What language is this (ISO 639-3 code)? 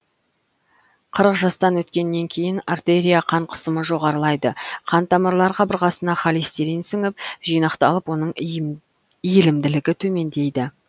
kaz